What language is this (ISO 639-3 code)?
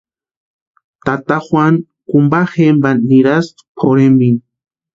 pua